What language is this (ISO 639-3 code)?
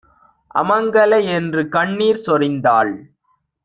tam